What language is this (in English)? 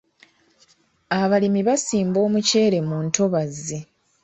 Ganda